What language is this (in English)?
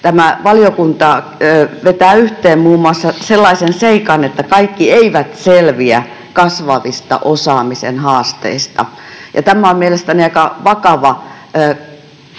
Finnish